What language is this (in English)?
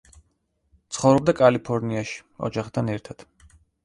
Georgian